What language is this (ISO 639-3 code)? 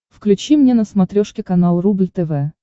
rus